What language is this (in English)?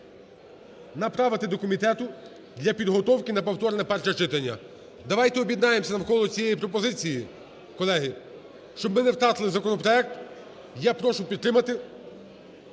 Ukrainian